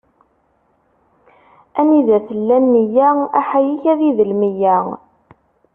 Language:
Kabyle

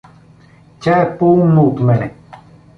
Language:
Bulgarian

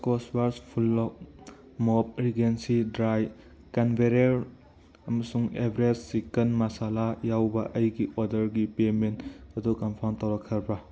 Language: Manipuri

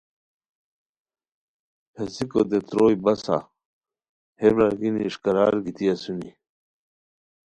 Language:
Khowar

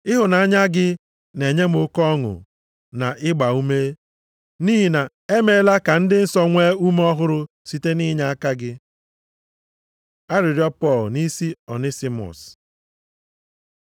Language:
Igbo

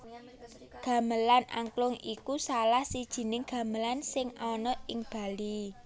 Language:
Javanese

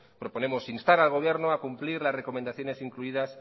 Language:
Spanish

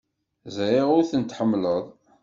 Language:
Kabyle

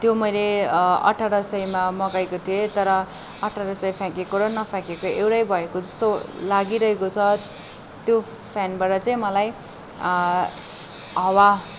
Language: Nepali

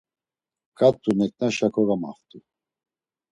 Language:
Laz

